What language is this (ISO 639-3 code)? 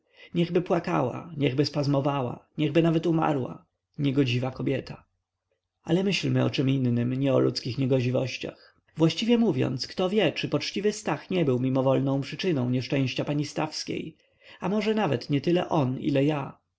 pol